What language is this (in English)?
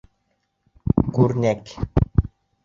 Bashkir